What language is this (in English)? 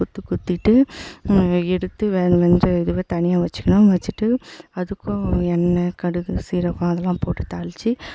Tamil